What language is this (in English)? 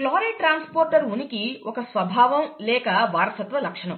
Telugu